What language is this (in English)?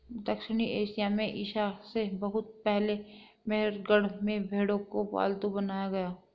Hindi